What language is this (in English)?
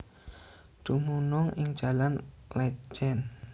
Javanese